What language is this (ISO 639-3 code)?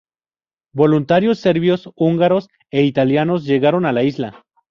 spa